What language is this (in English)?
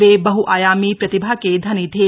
Hindi